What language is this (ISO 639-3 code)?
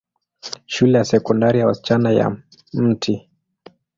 swa